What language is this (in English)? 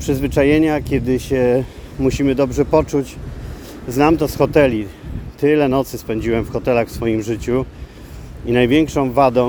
Polish